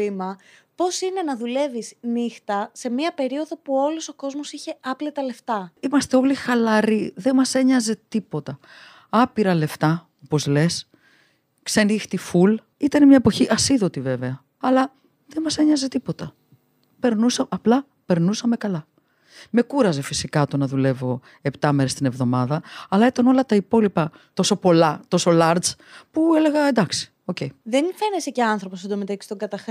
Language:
Greek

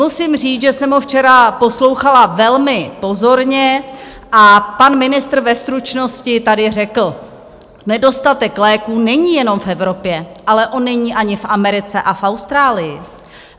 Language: Czech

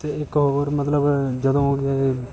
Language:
Punjabi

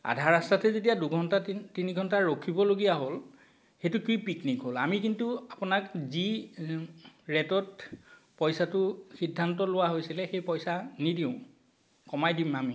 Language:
Assamese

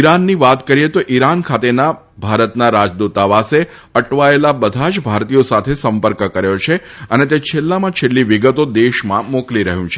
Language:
Gujarati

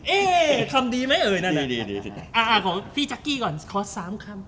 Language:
Thai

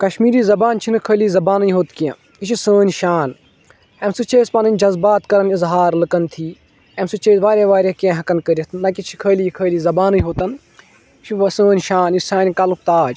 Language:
Kashmiri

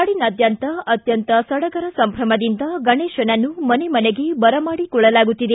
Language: Kannada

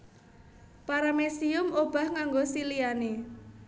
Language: Javanese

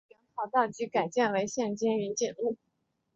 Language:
Chinese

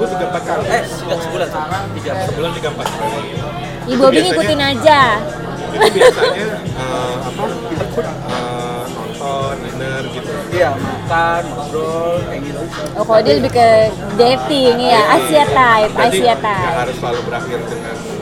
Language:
Indonesian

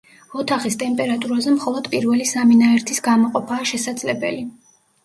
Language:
Georgian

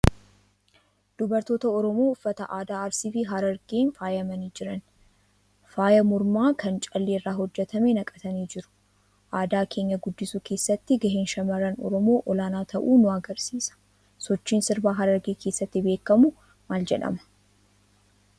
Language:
Oromo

